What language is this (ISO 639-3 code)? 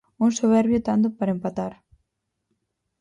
glg